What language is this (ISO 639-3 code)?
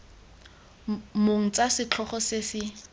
tsn